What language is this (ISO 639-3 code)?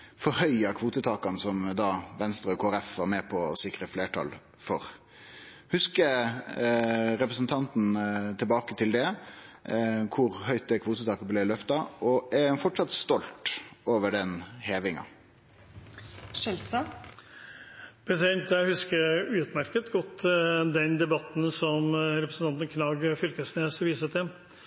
nor